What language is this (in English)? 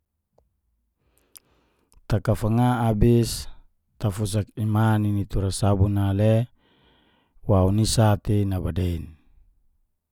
Geser-Gorom